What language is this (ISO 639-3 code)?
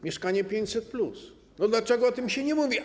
pol